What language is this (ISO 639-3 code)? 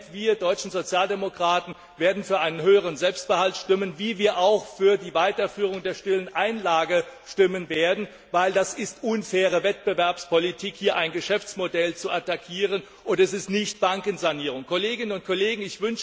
deu